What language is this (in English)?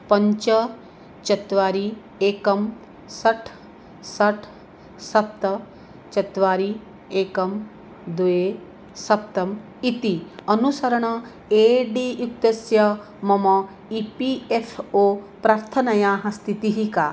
Sanskrit